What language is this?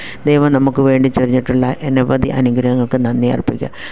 Malayalam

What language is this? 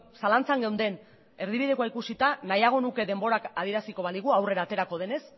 Basque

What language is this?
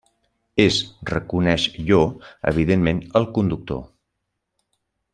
Catalan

